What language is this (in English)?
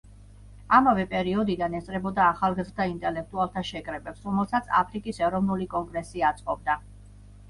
Georgian